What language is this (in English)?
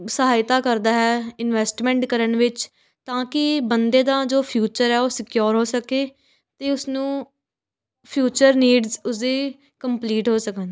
Punjabi